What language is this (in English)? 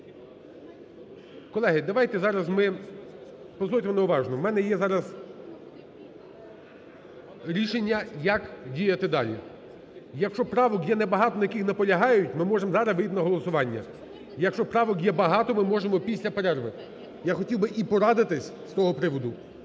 Ukrainian